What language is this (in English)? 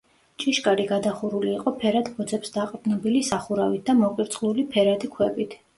Georgian